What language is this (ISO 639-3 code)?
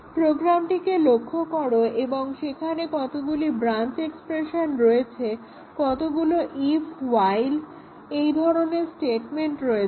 ben